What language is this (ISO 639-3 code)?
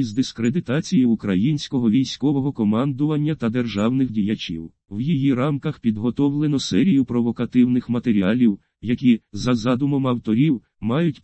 rus